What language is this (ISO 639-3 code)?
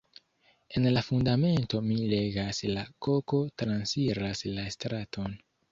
epo